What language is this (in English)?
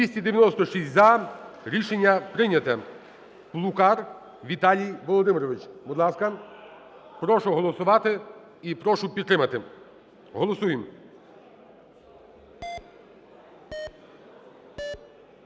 Ukrainian